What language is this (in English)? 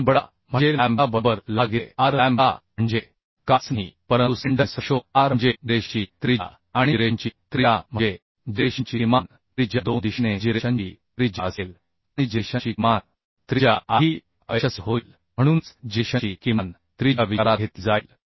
Marathi